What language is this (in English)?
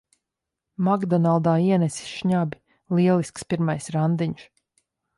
Latvian